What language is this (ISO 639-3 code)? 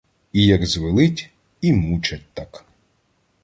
ukr